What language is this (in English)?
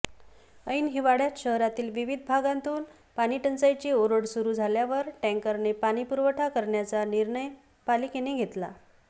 Marathi